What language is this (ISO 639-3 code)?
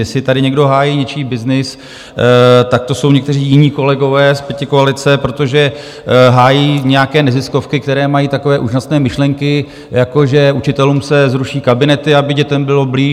ces